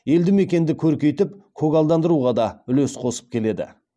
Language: Kazakh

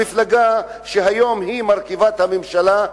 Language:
Hebrew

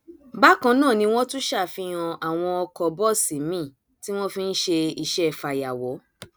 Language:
Yoruba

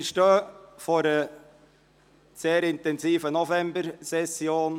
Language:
Swiss German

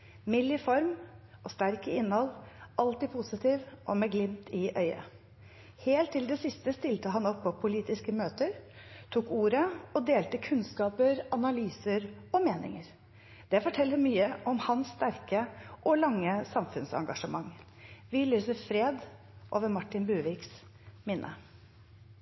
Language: Norwegian Bokmål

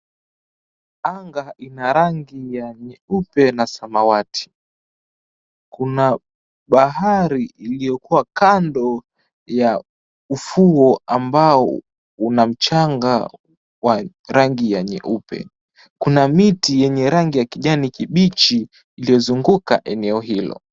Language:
Swahili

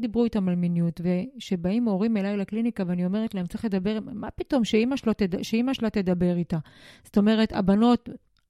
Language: Hebrew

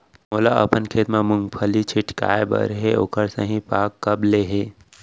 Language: Chhattisgarhi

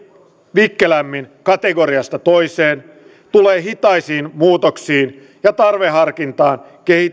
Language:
Finnish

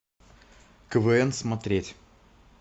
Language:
Russian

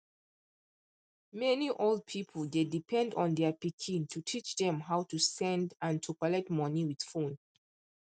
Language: Nigerian Pidgin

